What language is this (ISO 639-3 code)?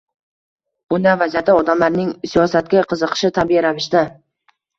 uzb